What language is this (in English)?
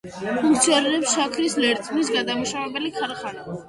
Georgian